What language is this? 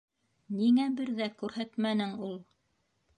Bashkir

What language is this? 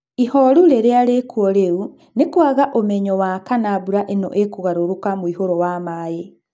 Kikuyu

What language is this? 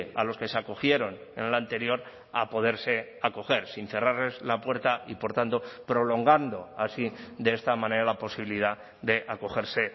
Spanish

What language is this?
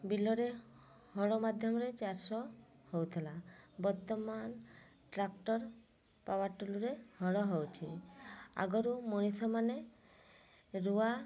Odia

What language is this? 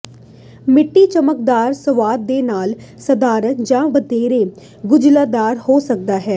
Punjabi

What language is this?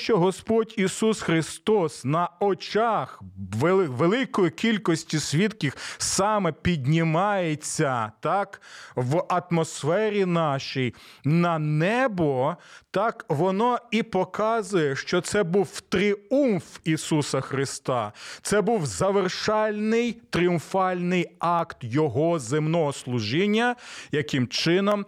Ukrainian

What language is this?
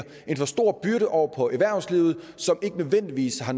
Danish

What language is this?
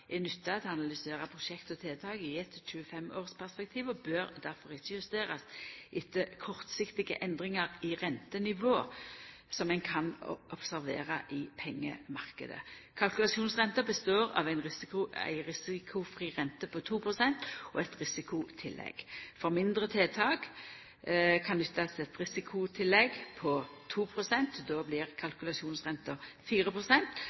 Norwegian Nynorsk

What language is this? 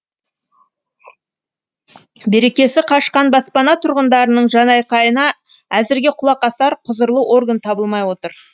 Kazakh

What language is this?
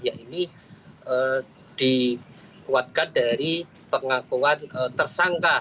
Indonesian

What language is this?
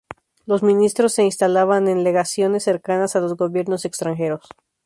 Spanish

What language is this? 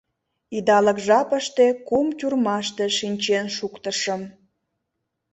Mari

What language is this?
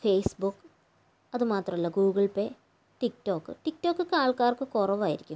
Malayalam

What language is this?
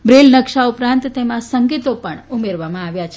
Gujarati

